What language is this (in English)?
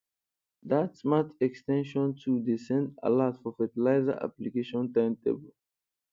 Nigerian Pidgin